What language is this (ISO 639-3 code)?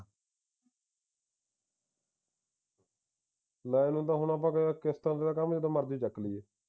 pan